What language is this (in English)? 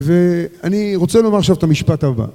Hebrew